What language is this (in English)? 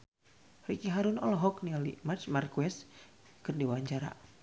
Sundanese